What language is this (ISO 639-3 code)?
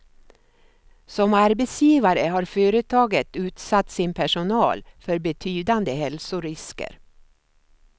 swe